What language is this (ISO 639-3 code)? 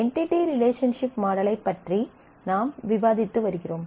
tam